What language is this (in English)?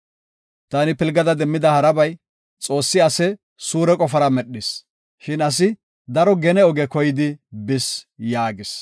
Gofa